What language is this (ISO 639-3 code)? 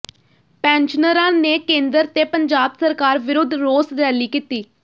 pan